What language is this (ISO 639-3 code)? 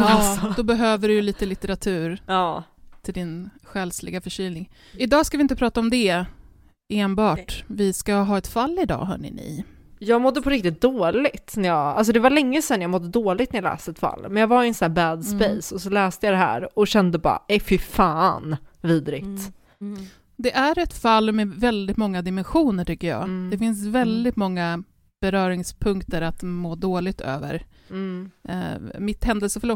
swe